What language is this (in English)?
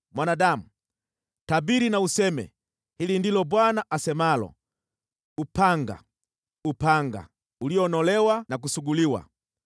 Swahili